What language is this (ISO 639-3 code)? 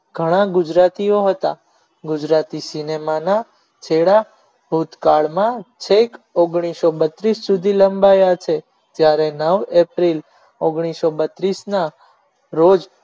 guj